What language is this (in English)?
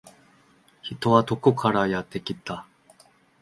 Japanese